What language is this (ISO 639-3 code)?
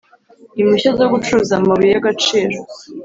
kin